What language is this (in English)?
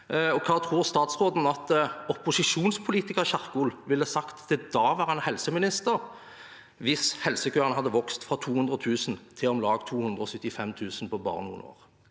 Norwegian